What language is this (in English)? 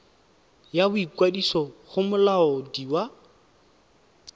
Tswana